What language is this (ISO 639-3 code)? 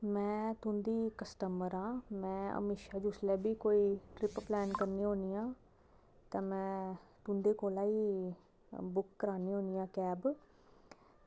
doi